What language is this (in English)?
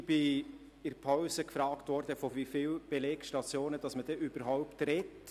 Swiss German